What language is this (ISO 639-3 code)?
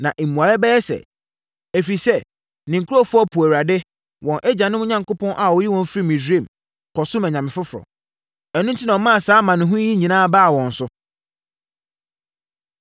aka